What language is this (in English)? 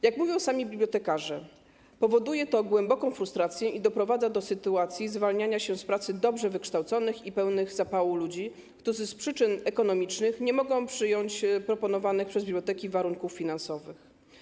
Polish